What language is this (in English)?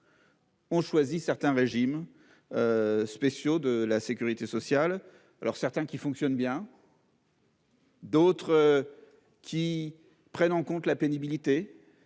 French